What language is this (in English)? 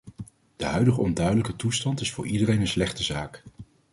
Dutch